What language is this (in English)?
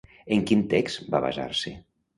Catalan